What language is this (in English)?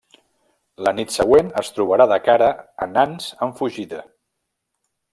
Catalan